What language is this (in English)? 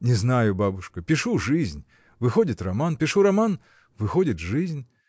Russian